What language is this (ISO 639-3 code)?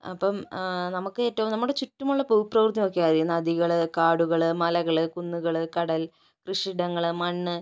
mal